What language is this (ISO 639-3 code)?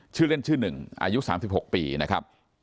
tha